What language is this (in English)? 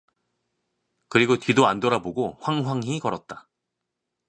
Korean